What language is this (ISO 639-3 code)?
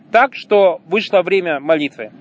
rus